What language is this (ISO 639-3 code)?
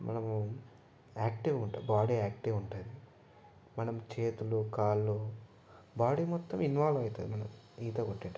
tel